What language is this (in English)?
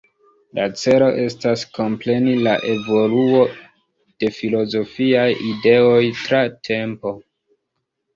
Esperanto